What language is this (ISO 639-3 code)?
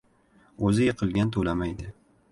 uzb